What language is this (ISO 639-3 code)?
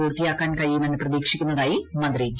mal